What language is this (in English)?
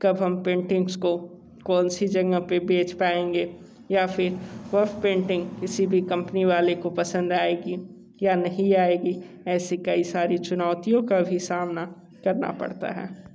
Hindi